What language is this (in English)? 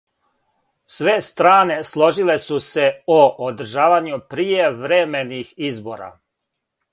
Serbian